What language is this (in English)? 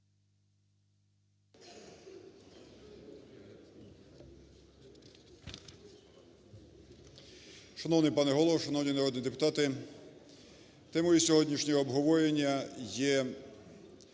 Ukrainian